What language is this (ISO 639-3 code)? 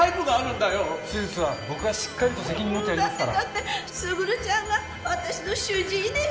jpn